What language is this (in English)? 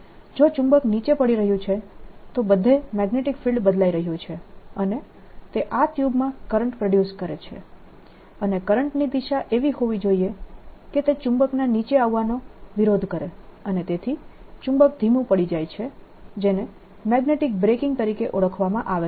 Gujarati